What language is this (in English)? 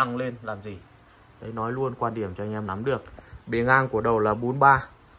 Vietnamese